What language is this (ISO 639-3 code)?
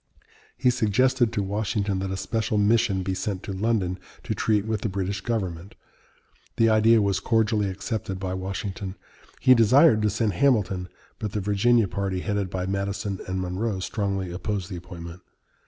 eng